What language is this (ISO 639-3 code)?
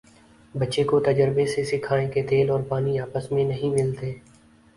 urd